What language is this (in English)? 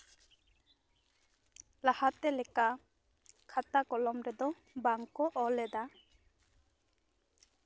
Santali